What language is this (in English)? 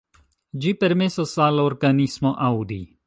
Esperanto